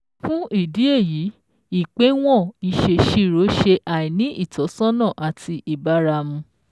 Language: Yoruba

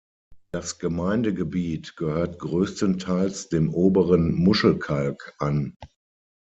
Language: German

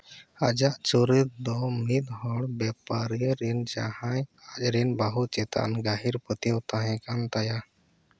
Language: Santali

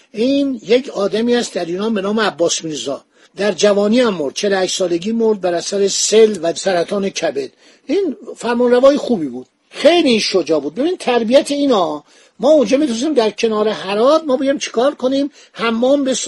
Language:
Persian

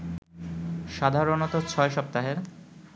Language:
Bangla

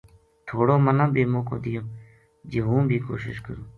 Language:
Gujari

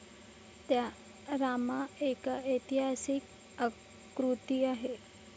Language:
Marathi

